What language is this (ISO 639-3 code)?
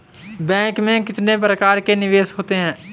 hin